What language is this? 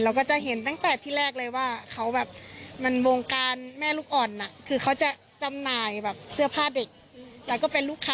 Thai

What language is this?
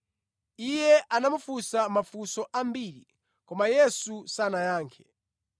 Nyanja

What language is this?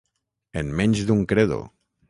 Catalan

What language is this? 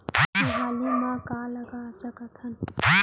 Chhattisgarhi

